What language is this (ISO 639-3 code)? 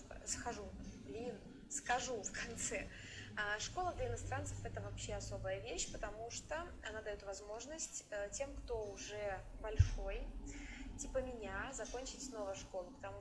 rus